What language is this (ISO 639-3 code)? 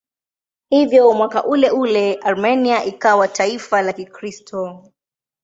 swa